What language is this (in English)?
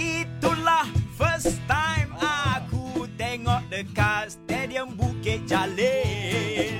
Malay